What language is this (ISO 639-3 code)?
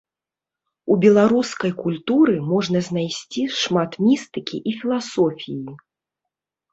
bel